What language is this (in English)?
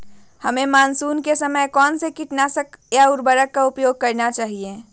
Magahi